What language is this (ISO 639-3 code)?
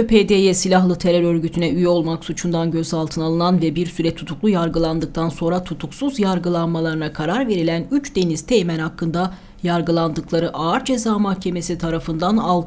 tur